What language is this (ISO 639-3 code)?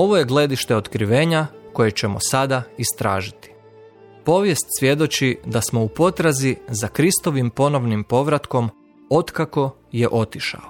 hrv